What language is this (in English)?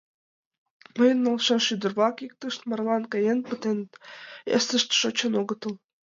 Mari